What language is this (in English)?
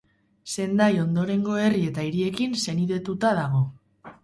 Basque